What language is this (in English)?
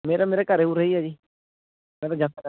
Punjabi